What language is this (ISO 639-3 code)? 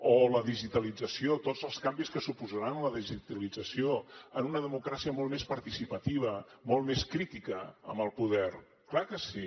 cat